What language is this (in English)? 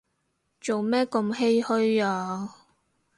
Cantonese